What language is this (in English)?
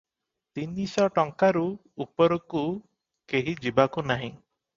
Odia